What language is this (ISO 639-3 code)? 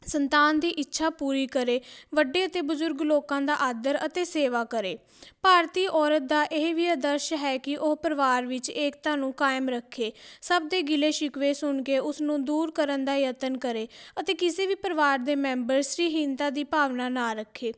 pan